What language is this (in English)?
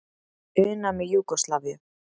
Icelandic